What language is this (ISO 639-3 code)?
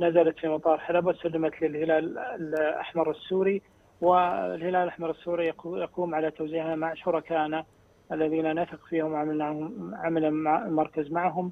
ara